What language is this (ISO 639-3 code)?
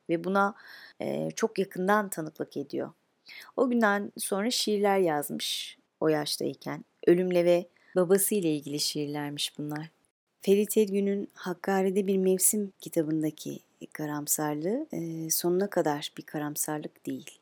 tur